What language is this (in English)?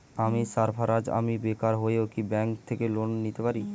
Bangla